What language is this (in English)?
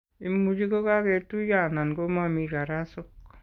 Kalenjin